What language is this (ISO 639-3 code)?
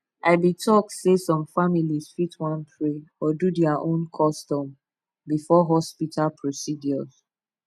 pcm